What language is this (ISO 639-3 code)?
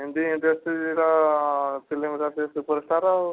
ori